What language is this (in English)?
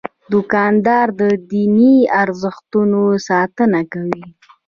Pashto